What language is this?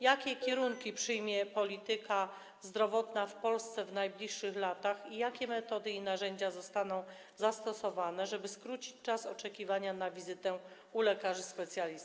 Polish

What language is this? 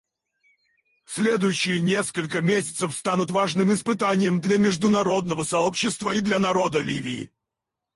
Russian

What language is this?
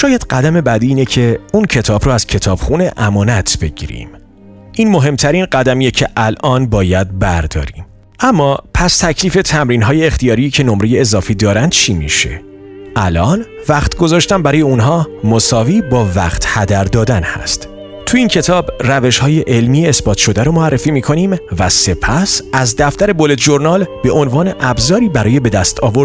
Persian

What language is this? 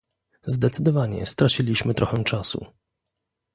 Polish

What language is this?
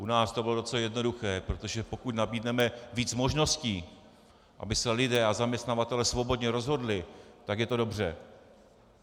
Czech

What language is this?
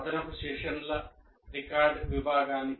Telugu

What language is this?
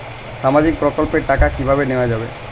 Bangla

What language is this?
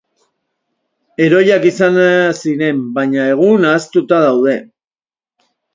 Basque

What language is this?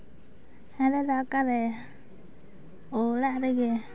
Santali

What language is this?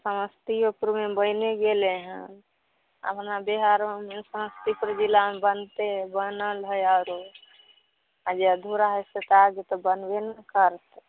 Maithili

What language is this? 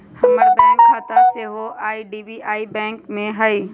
Magahi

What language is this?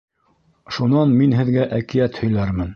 Bashkir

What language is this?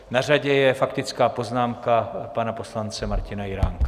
Czech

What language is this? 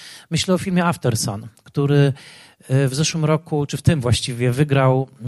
Polish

